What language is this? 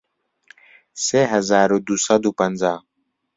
Central Kurdish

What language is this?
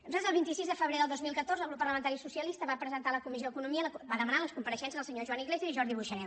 Catalan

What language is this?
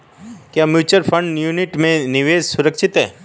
Hindi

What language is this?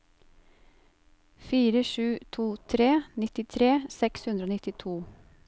Norwegian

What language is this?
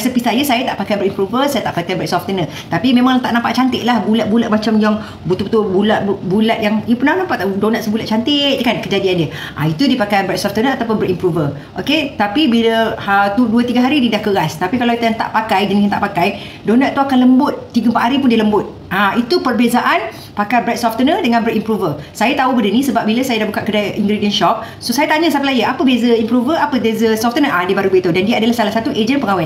Malay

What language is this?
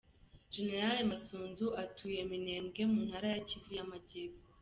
Kinyarwanda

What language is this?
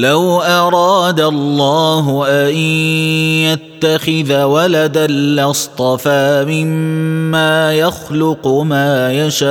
Arabic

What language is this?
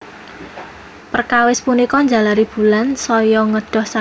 Javanese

